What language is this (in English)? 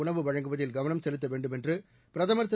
Tamil